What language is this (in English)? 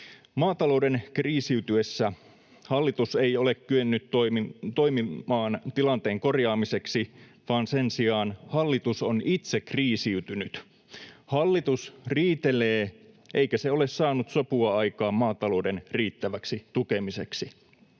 Finnish